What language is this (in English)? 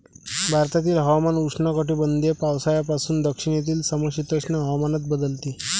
Marathi